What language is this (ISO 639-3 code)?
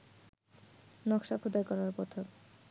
ben